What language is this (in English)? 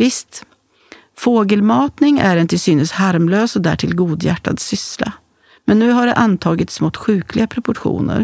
Swedish